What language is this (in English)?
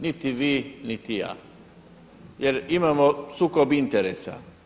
Croatian